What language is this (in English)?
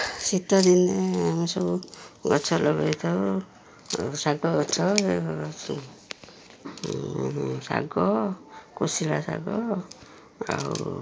Odia